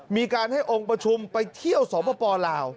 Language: Thai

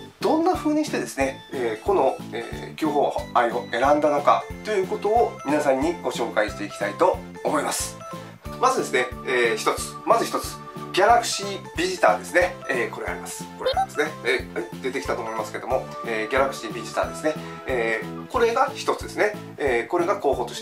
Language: Japanese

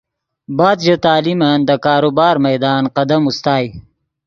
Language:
Yidgha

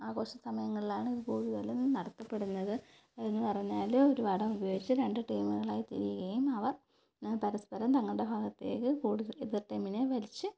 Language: Malayalam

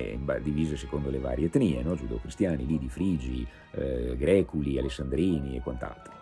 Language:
Italian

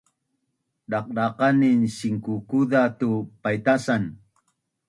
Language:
Bunun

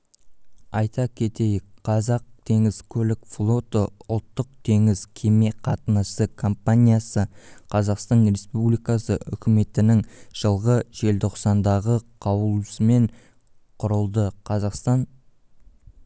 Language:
Kazakh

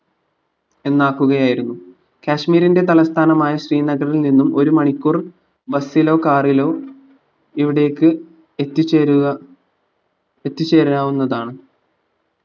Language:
Malayalam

